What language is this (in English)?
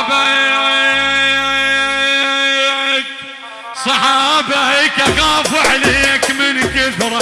Arabic